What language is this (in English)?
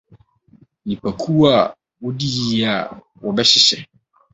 Akan